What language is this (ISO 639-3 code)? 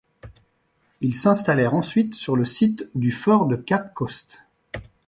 fra